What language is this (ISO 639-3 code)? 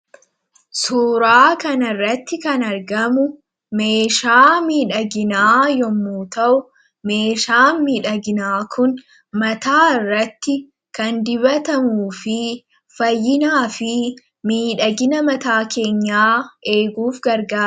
orm